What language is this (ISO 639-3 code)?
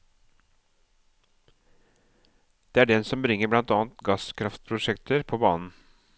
nor